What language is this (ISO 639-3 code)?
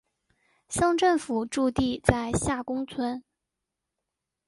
zho